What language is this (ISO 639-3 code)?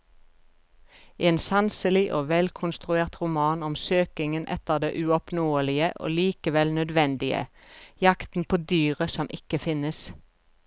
nor